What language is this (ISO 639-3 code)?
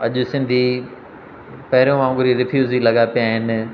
snd